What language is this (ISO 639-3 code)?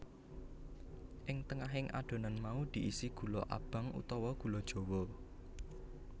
jav